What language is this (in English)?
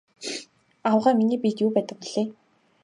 Mongolian